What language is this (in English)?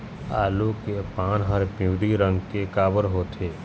Chhattisgarhi